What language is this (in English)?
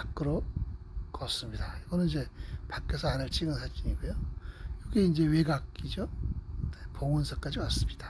Korean